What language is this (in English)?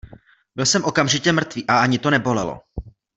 Czech